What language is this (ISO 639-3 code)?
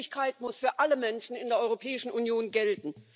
deu